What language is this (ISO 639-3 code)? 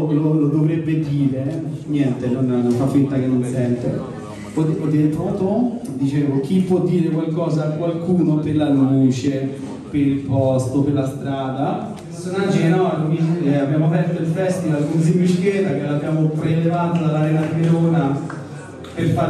ita